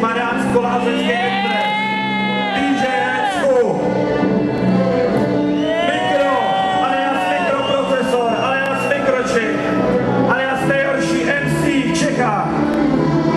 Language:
Czech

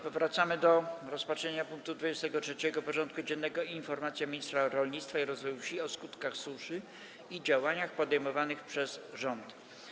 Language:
Polish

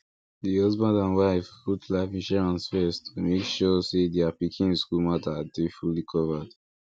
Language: Nigerian Pidgin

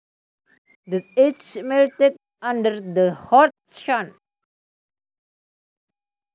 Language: Javanese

